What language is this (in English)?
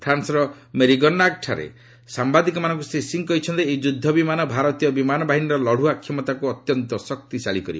Odia